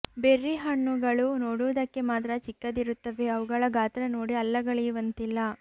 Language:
Kannada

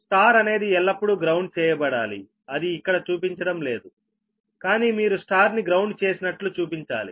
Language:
Telugu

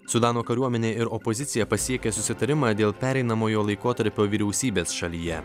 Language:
Lithuanian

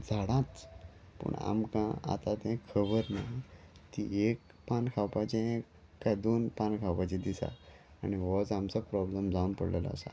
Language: Konkani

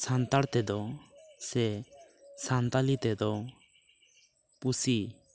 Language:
Santali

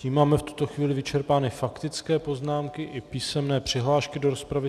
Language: Czech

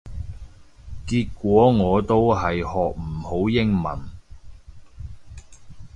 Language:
Cantonese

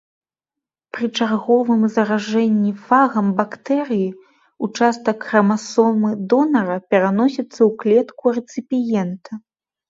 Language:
Belarusian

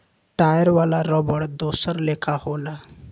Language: Bhojpuri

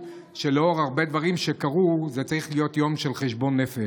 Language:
Hebrew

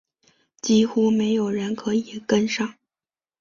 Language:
Chinese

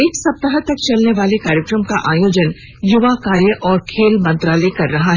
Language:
Hindi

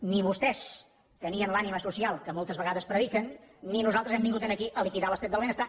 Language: Catalan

